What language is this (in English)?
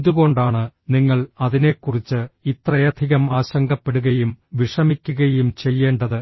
Malayalam